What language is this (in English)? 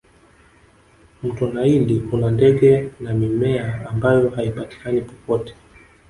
Swahili